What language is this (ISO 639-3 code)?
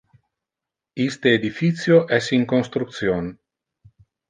ina